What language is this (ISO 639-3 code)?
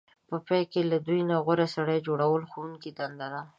pus